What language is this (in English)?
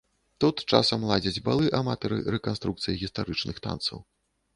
Belarusian